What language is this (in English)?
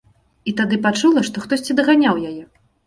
Belarusian